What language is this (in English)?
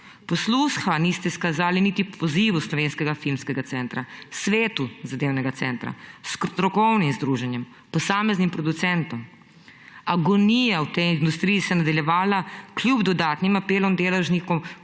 Slovenian